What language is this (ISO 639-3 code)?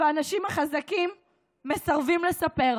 heb